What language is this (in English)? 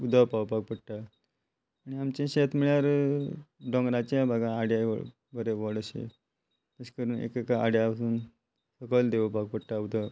Konkani